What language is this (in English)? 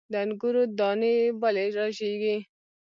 Pashto